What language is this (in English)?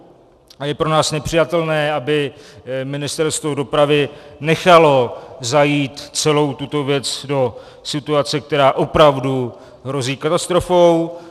Czech